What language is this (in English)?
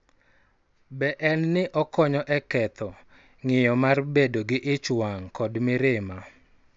Luo (Kenya and Tanzania)